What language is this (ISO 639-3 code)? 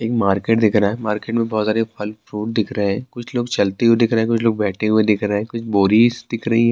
urd